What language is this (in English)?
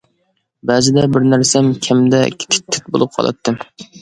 Uyghur